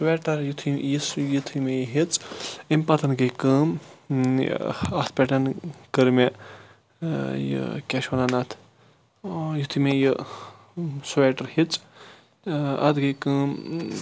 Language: Kashmiri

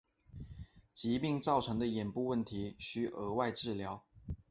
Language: Chinese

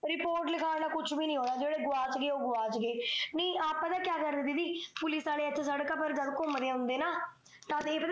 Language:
Punjabi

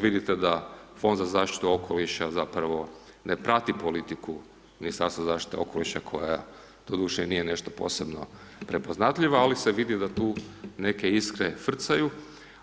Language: Croatian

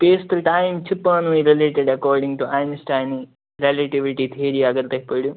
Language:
Kashmiri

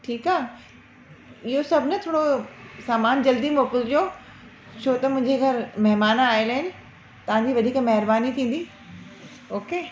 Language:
Sindhi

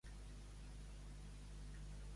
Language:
Catalan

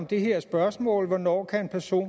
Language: Danish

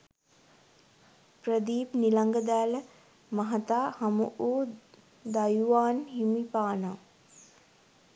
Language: Sinhala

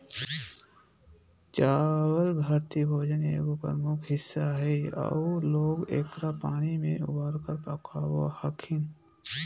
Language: Magahi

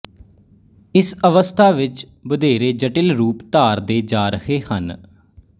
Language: Punjabi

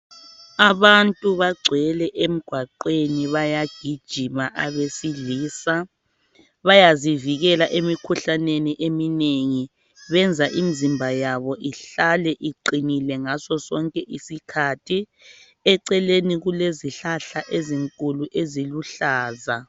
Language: North Ndebele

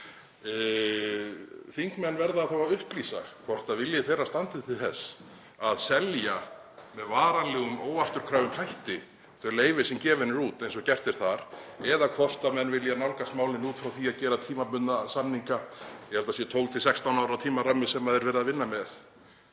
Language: Icelandic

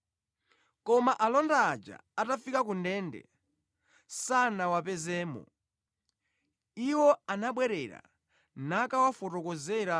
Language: Nyanja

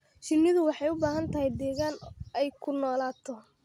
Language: Somali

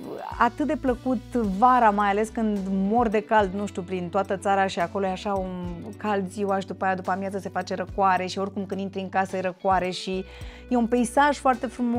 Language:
Romanian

